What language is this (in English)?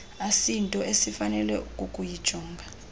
Xhosa